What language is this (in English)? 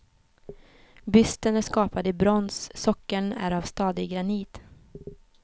Swedish